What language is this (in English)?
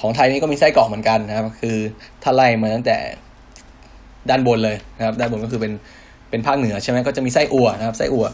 Thai